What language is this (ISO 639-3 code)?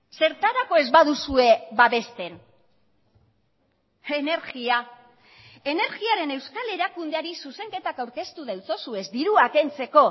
eus